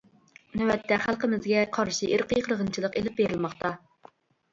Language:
Uyghur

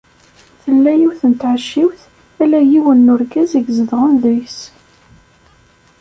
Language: Kabyle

